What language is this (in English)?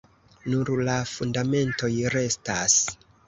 Esperanto